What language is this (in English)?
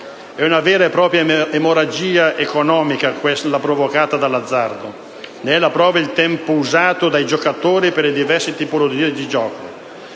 Italian